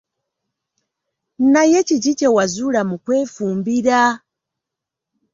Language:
Ganda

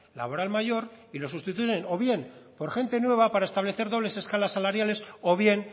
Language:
Spanish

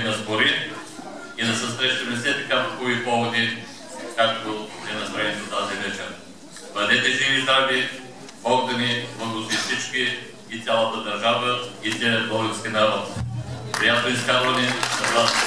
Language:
Bulgarian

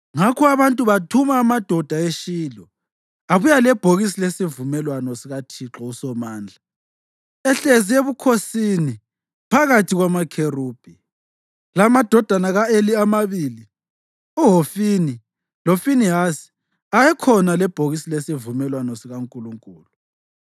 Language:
North Ndebele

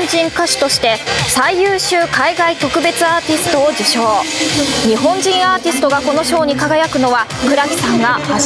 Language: Japanese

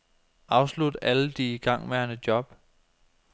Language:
Danish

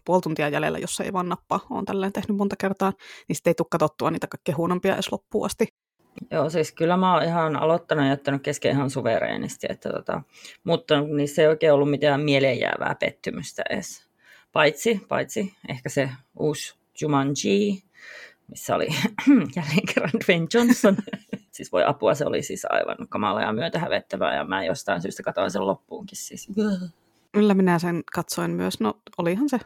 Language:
Finnish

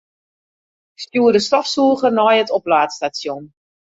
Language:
Western Frisian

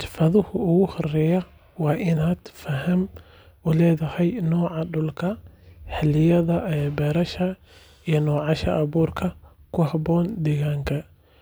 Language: Somali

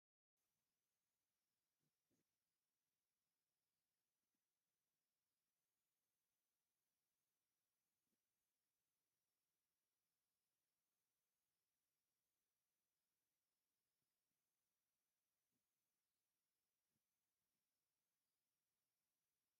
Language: Tigrinya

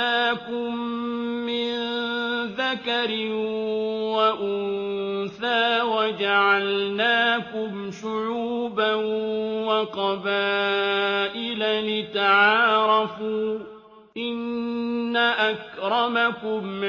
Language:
Arabic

